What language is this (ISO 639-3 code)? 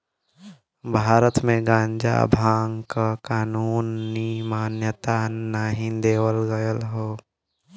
bho